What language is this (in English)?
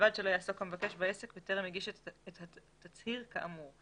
Hebrew